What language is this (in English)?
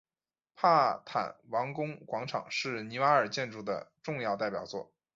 Chinese